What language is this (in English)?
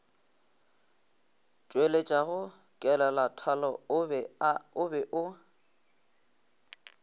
Northern Sotho